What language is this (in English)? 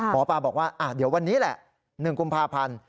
Thai